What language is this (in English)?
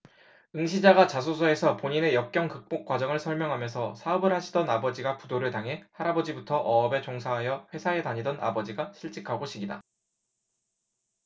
Korean